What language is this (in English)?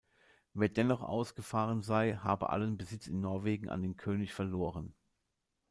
German